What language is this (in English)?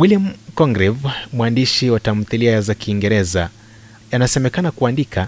Swahili